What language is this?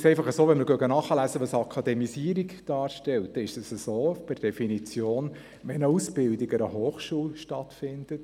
Swiss German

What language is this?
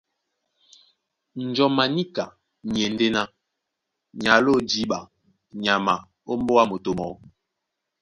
Duala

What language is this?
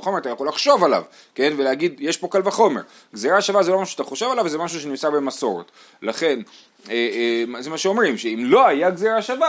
Hebrew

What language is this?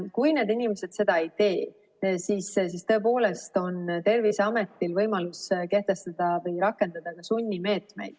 Estonian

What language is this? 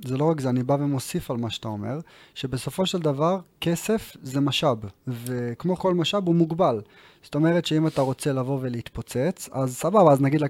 Hebrew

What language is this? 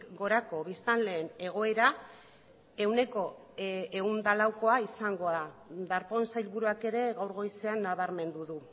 Basque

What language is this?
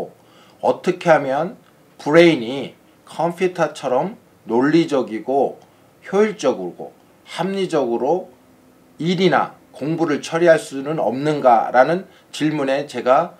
Korean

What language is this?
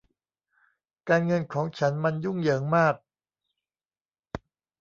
Thai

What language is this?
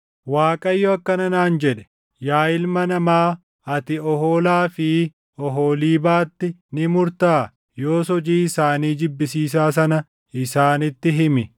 Oromo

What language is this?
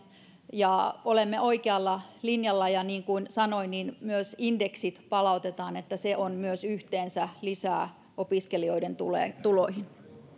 Finnish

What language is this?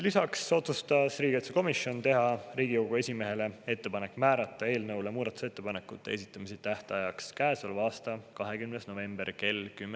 Estonian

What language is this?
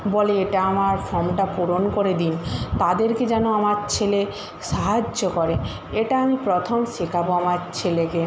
Bangla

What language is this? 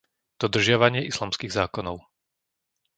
Slovak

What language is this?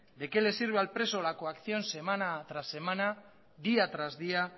Spanish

